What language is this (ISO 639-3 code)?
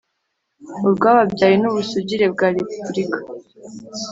kin